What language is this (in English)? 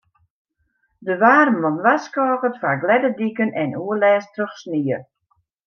Western Frisian